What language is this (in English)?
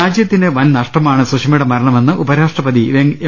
Malayalam